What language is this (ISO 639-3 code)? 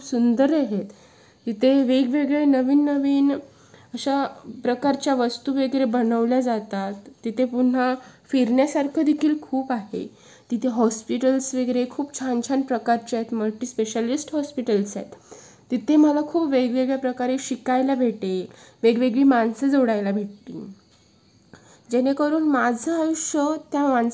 mar